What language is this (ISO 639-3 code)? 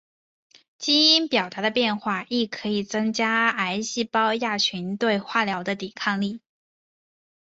zho